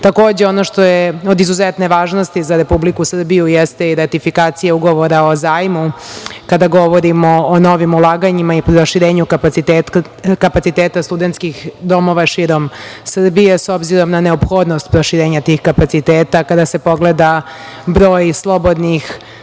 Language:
Serbian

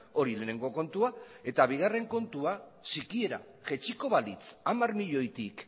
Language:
Basque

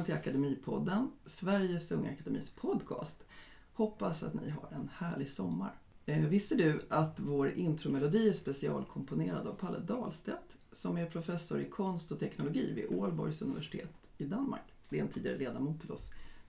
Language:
Swedish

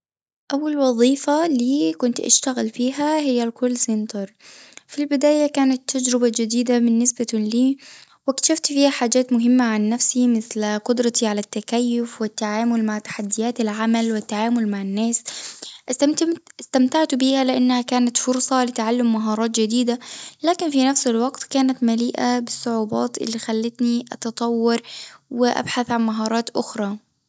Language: Tunisian Arabic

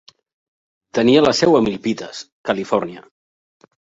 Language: Catalan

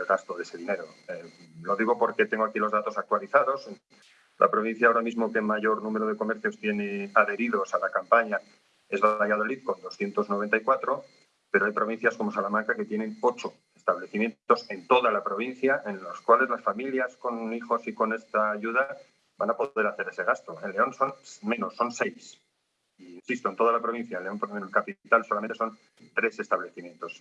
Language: Spanish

